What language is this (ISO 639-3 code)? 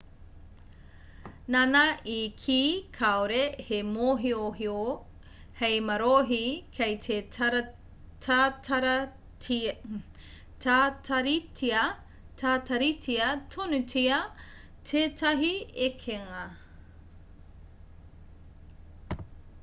mri